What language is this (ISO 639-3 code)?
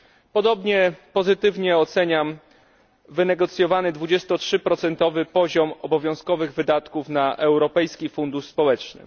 pol